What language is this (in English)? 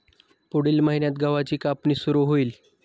Marathi